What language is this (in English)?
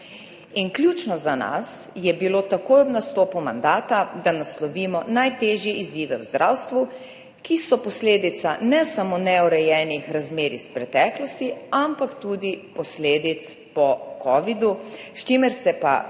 Slovenian